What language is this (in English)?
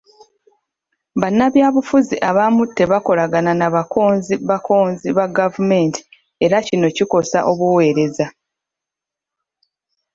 Ganda